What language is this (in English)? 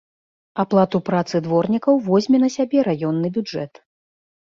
Belarusian